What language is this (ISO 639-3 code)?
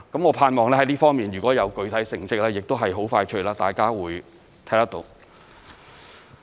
yue